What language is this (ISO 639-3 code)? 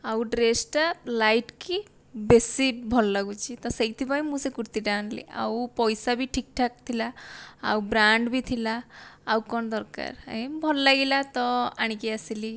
ori